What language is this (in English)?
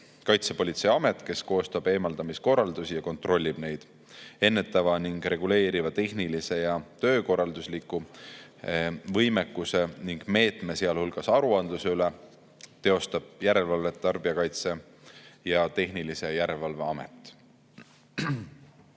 Estonian